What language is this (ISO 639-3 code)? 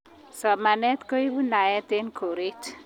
kln